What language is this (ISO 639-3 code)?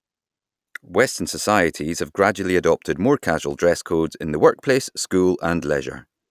eng